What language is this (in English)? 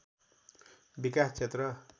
Nepali